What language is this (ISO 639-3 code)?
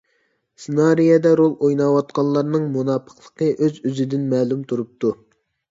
uig